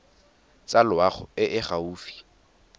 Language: Tswana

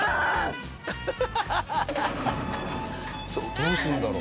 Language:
Japanese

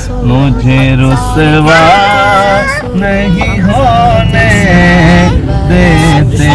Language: Urdu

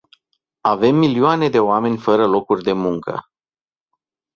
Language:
Romanian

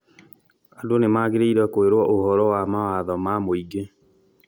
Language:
Kikuyu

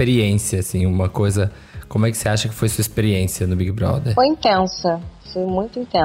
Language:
Portuguese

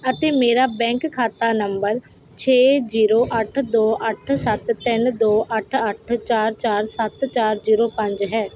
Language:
Punjabi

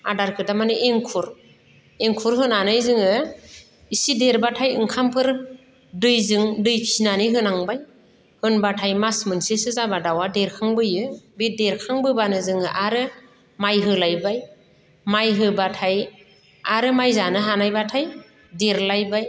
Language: Bodo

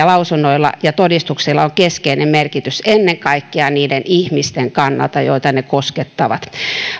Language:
Finnish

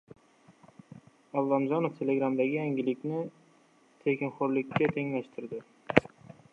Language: Uzbek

